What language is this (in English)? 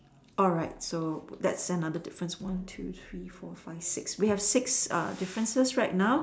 English